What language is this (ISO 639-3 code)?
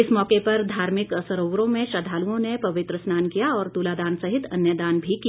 hin